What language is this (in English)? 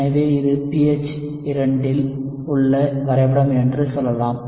Tamil